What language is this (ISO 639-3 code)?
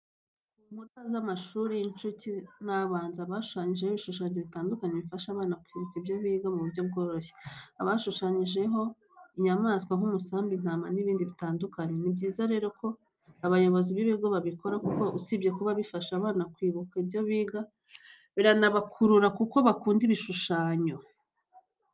kin